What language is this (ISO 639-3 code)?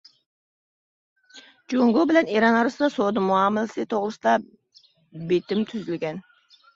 uig